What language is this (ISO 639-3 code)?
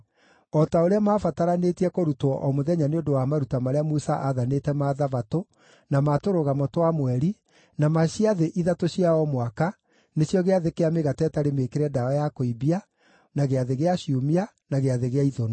kik